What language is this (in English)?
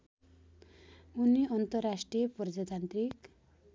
Nepali